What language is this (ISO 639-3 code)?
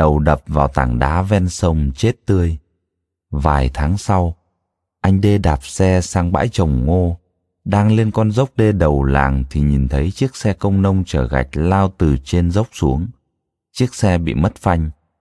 vie